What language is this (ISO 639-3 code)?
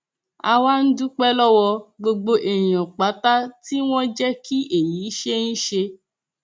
yor